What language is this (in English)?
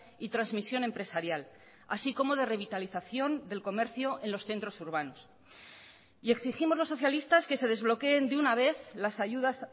Spanish